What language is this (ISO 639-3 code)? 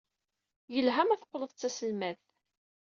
kab